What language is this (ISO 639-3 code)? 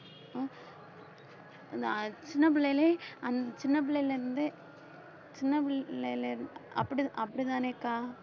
tam